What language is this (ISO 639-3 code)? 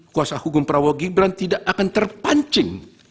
ind